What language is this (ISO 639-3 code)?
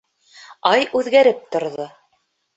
bak